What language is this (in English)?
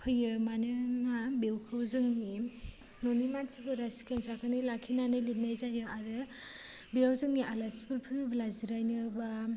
Bodo